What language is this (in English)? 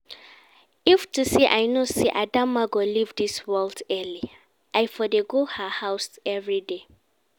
Nigerian Pidgin